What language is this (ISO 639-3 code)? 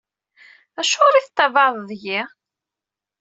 kab